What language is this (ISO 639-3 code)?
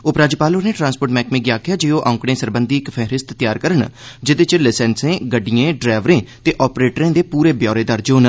doi